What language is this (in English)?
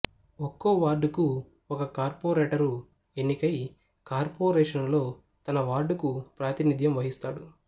Telugu